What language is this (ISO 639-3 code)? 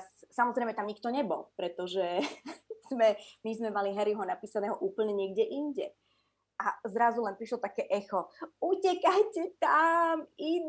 slk